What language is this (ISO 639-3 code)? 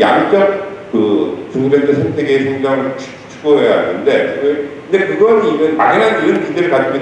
kor